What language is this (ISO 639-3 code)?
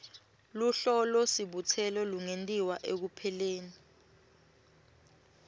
ssw